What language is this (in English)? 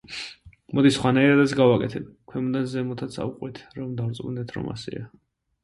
Georgian